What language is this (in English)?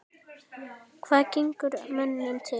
Icelandic